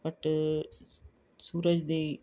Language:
Punjabi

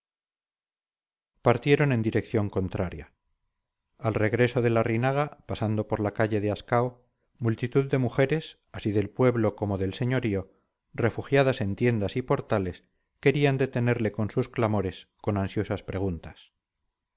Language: Spanish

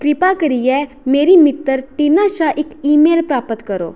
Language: Dogri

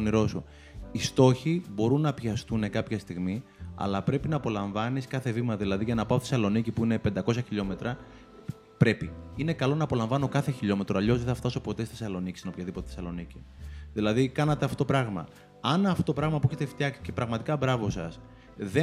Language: Greek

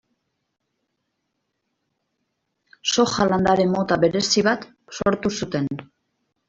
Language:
Basque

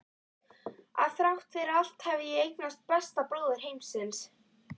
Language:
Icelandic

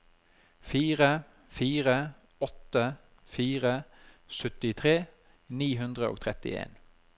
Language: Norwegian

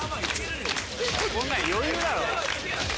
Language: Japanese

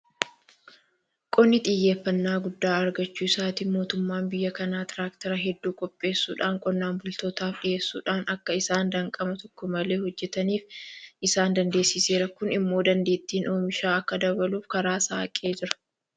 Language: Oromo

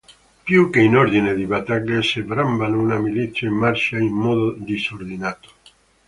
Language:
Italian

